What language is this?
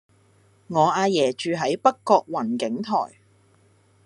Cantonese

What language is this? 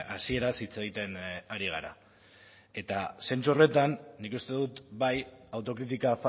Basque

